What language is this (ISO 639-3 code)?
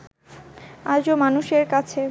ben